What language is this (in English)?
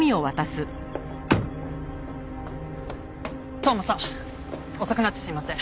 Japanese